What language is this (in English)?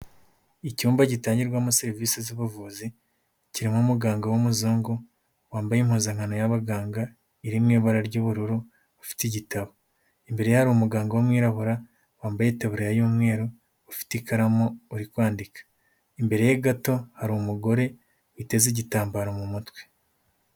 Kinyarwanda